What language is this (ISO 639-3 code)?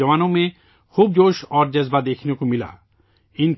urd